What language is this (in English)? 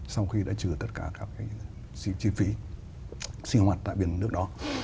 Vietnamese